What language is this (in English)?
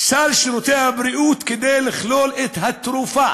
Hebrew